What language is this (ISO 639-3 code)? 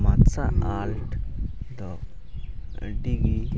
sat